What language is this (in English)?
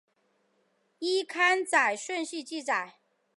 Chinese